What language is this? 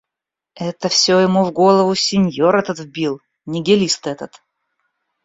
Russian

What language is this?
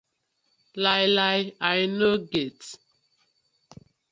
Nigerian Pidgin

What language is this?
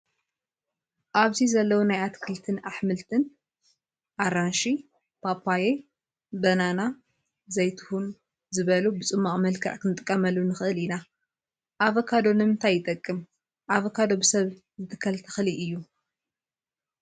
Tigrinya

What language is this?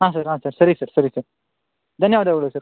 Kannada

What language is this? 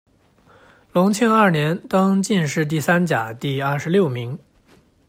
Chinese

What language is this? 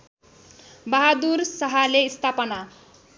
Nepali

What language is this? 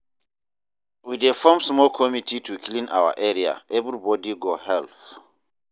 Nigerian Pidgin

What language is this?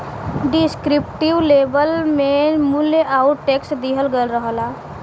Bhojpuri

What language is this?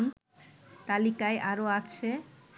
Bangla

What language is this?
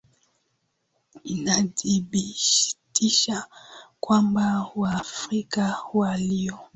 Swahili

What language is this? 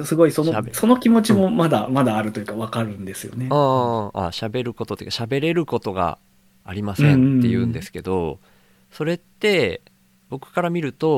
Japanese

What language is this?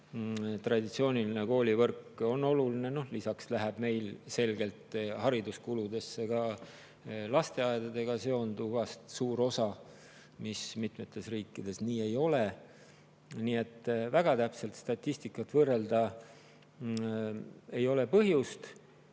Estonian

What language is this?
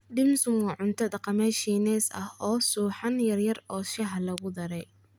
Somali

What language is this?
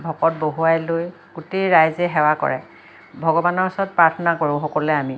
Assamese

